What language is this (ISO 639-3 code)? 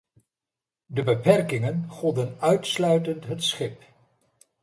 nld